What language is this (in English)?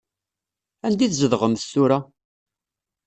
Kabyle